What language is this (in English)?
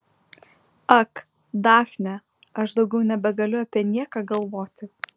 Lithuanian